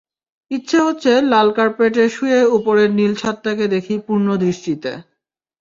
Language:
Bangla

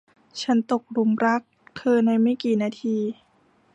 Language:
Thai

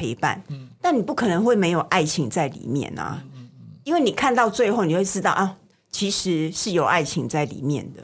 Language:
Chinese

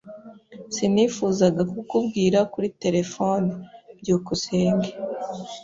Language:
Kinyarwanda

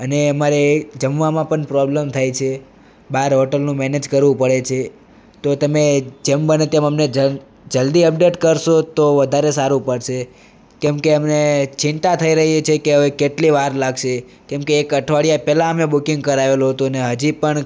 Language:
Gujarati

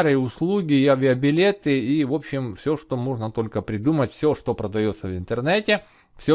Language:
Russian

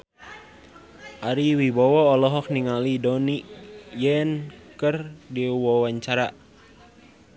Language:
Sundanese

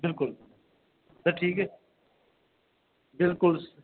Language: Dogri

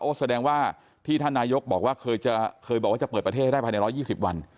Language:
Thai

